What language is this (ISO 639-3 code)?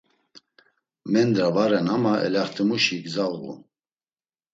lzz